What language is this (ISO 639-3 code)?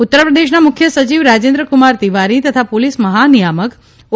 guj